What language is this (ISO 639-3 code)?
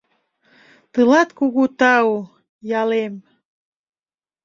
chm